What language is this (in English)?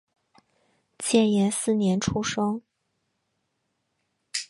Chinese